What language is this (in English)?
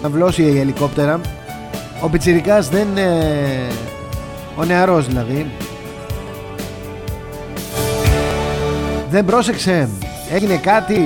Greek